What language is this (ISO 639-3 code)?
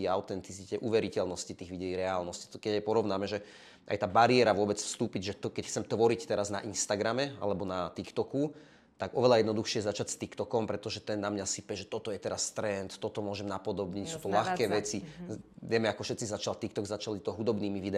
slk